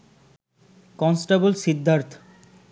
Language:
Bangla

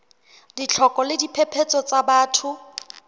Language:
Southern Sotho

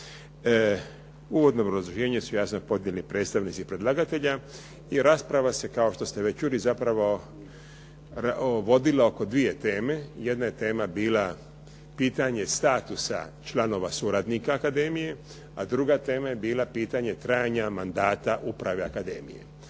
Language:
Croatian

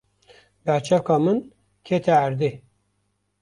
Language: Kurdish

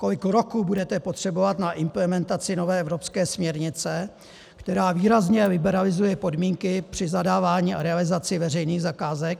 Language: Czech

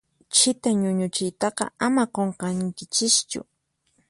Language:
Puno Quechua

